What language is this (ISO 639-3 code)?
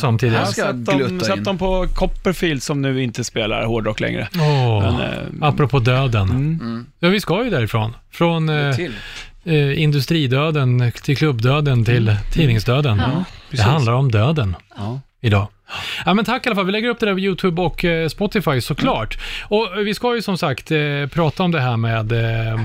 swe